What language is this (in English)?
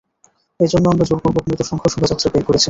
Bangla